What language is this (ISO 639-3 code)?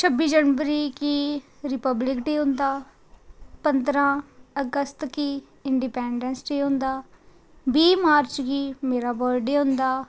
doi